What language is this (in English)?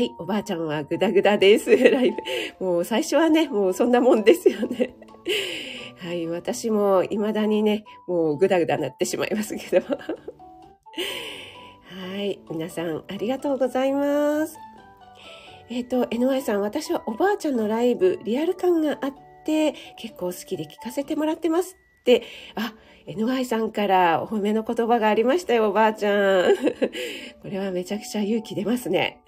Japanese